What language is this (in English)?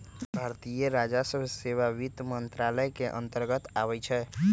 Magahi